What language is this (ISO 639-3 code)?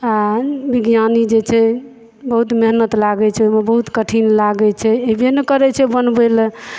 mai